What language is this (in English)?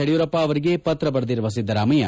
Kannada